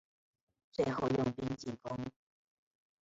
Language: Chinese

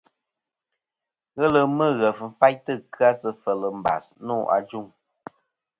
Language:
Kom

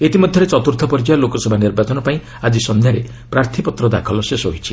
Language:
Odia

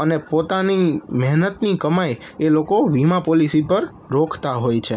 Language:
Gujarati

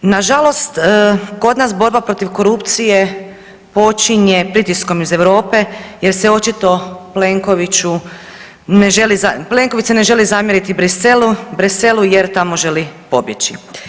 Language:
Croatian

